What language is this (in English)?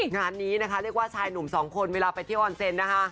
Thai